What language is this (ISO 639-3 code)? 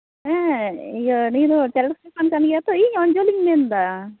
sat